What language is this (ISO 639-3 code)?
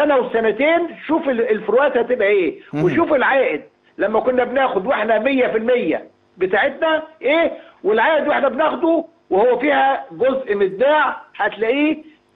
ara